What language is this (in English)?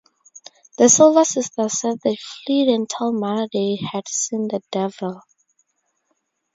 English